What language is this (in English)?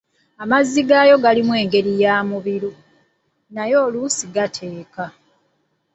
Ganda